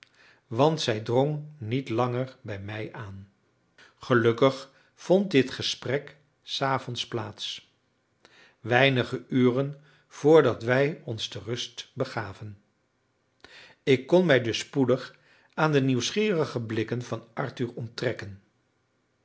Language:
Dutch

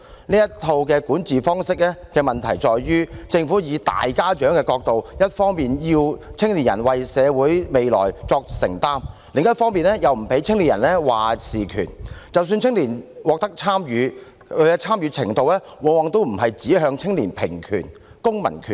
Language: Cantonese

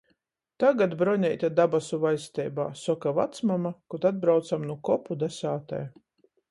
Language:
Latgalian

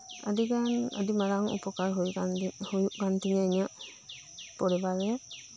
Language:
Santali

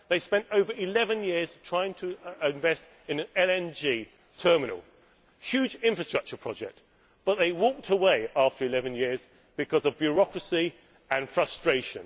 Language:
English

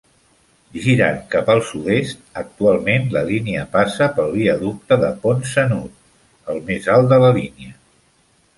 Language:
Catalan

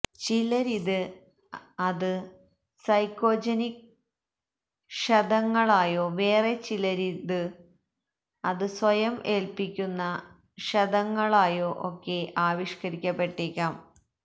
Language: Malayalam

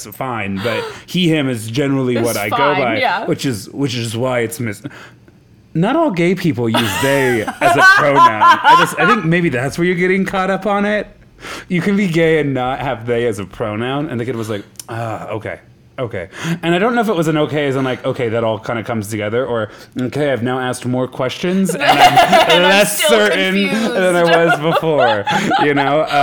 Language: English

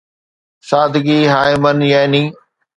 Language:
Sindhi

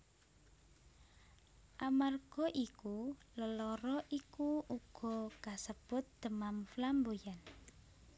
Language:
Javanese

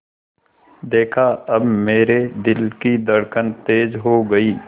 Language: Hindi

